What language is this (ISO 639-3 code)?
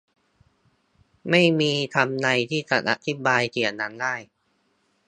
tha